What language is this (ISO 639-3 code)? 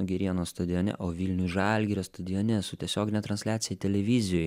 lit